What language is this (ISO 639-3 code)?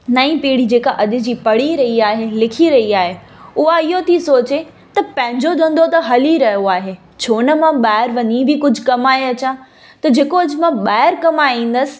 snd